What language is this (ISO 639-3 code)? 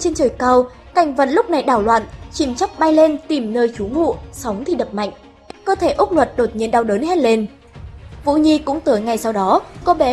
vie